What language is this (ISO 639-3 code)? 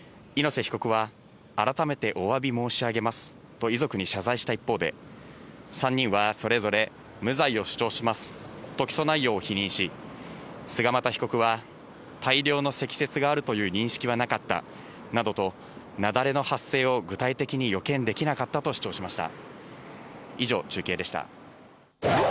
jpn